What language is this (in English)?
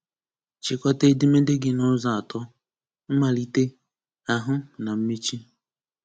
Igbo